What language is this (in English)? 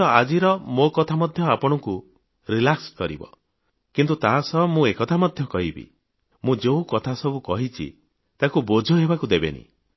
Odia